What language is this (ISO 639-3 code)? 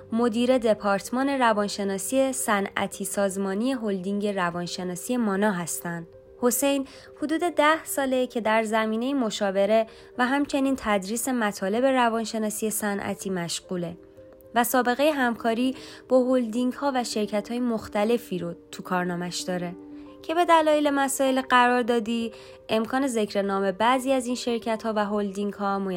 fas